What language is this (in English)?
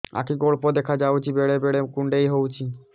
Odia